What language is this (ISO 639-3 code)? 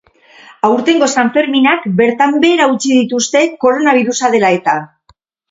eus